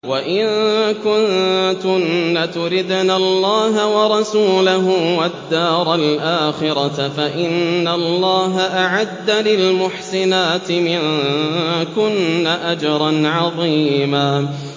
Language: Arabic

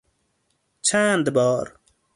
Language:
Persian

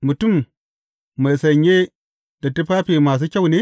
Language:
Hausa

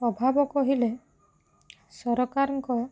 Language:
Odia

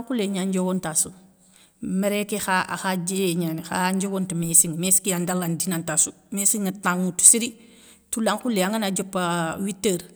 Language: Soninke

